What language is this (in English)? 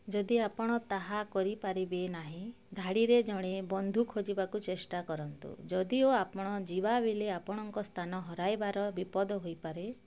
Odia